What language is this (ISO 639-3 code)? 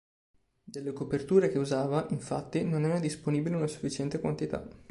ita